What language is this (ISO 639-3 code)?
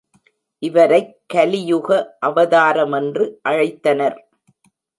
tam